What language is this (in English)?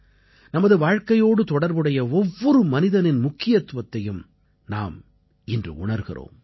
Tamil